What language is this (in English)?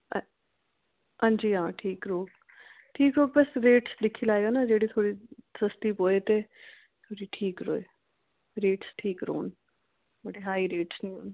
Dogri